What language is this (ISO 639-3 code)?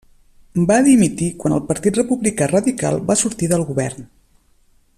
cat